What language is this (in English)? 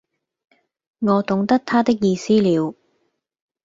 Cantonese